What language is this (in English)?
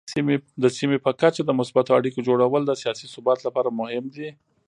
Pashto